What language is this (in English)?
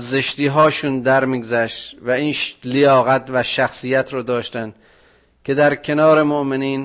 Persian